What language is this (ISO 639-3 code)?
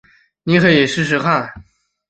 zho